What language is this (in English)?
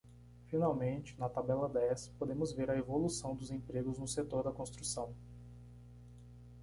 Portuguese